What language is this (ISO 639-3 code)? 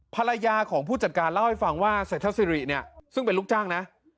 tha